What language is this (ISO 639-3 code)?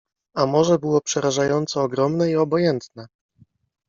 pol